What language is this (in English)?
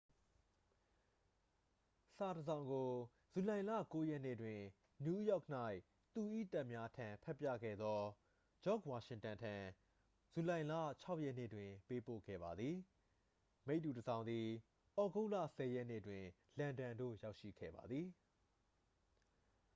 Burmese